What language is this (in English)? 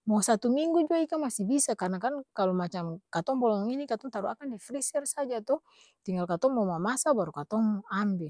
Ambonese Malay